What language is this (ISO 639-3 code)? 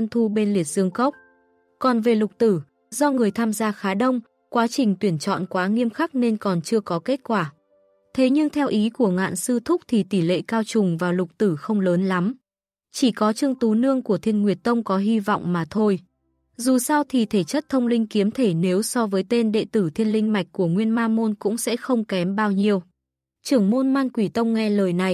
vie